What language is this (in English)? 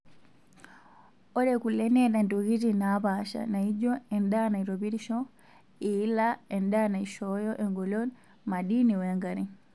Masai